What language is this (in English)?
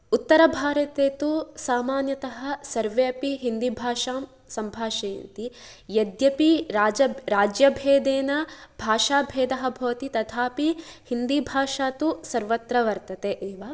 Sanskrit